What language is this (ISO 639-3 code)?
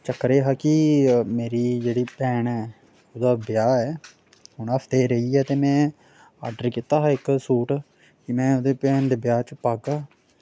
doi